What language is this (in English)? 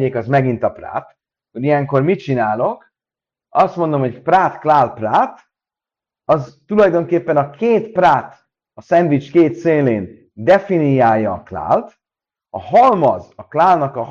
Hungarian